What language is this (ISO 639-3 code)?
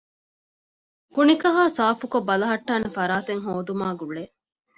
div